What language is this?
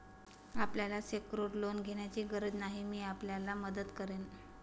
Marathi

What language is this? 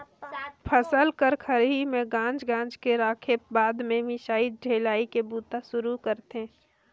Chhattisgarhi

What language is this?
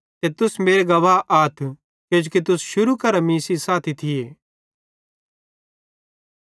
Bhadrawahi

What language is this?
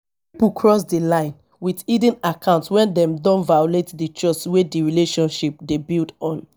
Nigerian Pidgin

